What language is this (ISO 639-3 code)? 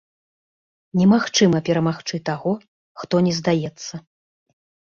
bel